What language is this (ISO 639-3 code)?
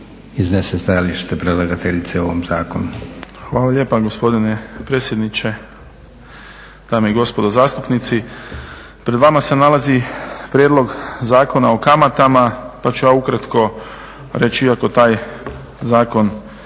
hrv